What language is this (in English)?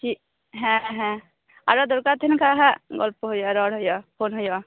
Santali